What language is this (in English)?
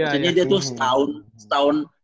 Indonesian